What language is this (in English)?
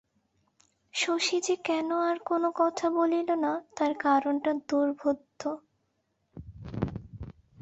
Bangla